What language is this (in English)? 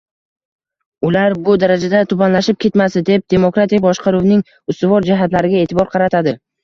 Uzbek